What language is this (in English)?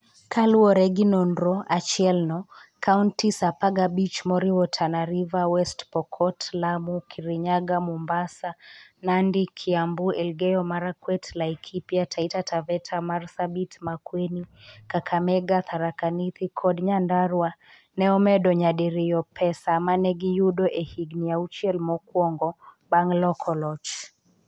Luo (Kenya and Tanzania)